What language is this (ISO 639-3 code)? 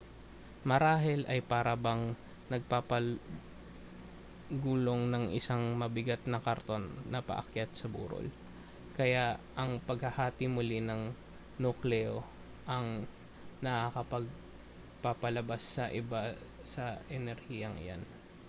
fil